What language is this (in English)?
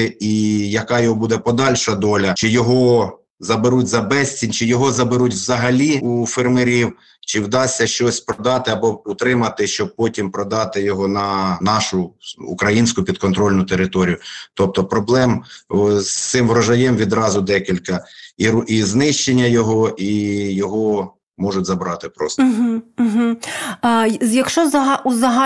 Ukrainian